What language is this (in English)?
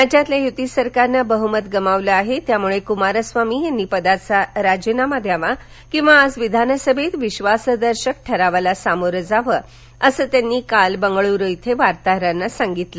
Marathi